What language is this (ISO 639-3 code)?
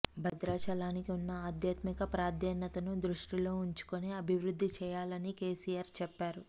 tel